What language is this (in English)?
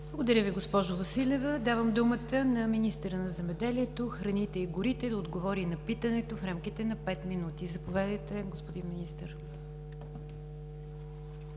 Bulgarian